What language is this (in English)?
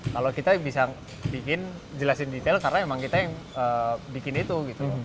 Indonesian